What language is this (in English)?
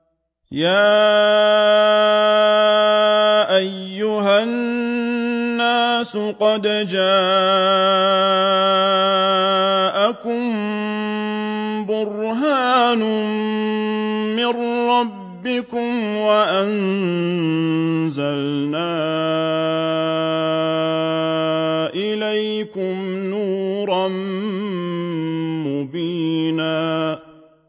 Arabic